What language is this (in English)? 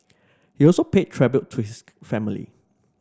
English